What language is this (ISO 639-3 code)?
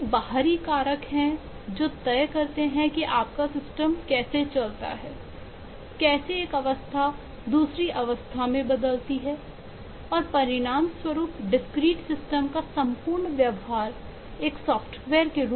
hin